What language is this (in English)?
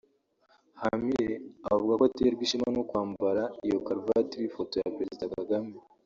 Kinyarwanda